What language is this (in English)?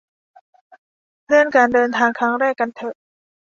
Thai